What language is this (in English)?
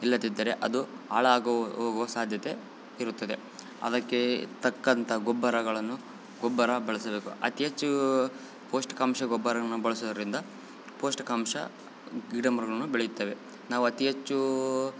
Kannada